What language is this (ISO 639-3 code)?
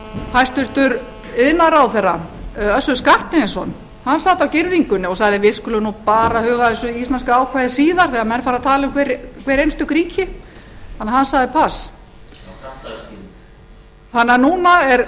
isl